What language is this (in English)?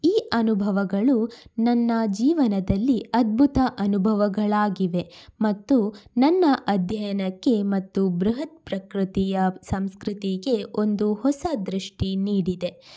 Kannada